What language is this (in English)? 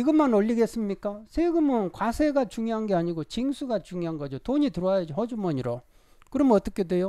Korean